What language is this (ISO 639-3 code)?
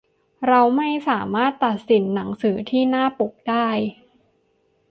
tha